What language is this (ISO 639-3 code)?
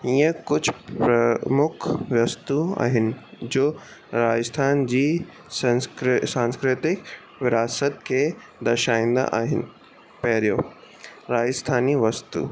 snd